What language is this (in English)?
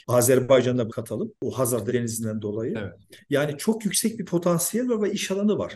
Turkish